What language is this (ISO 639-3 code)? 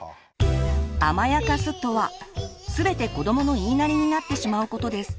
jpn